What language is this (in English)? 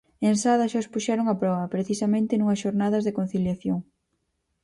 Galician